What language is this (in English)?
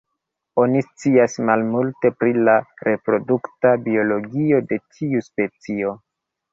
Esperanto